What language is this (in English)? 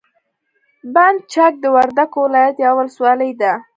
Pashto